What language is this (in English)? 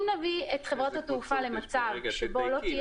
Hebrew